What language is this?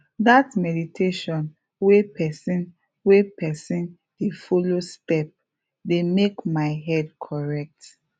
Nigerian Pidgin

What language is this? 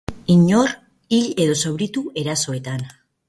Basque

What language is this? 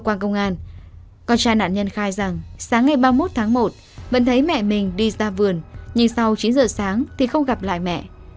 Vietnamese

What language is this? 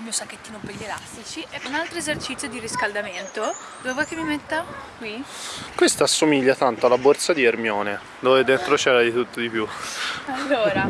Italian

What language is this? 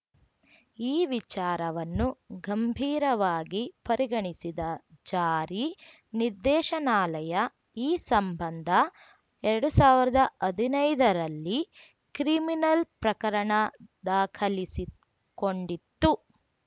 Kannada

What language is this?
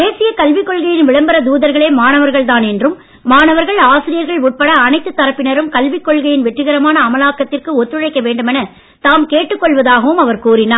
Tamil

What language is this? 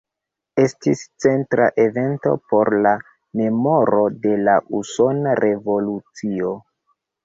Esperanto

